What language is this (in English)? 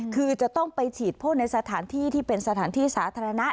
Thai